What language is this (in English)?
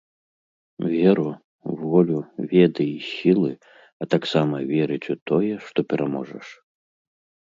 Belarusian